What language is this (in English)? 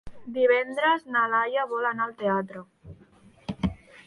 Catalan